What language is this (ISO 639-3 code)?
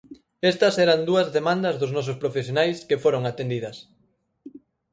glg